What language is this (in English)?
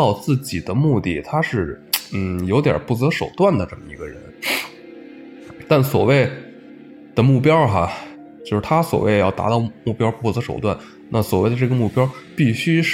Chinese